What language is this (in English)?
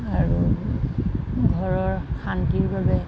Assamese